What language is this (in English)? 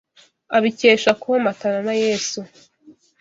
Kinyarwanda